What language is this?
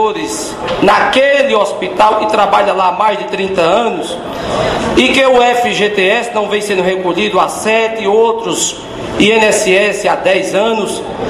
Portuguese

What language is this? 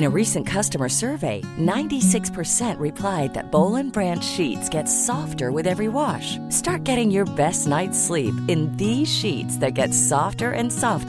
Urdu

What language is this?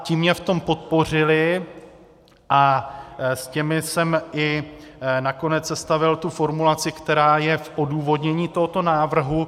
Czech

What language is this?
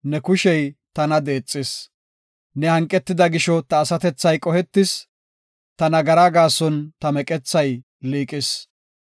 Gofa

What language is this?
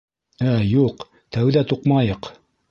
Bashkir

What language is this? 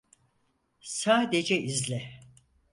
Turkish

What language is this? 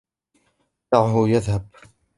Arabic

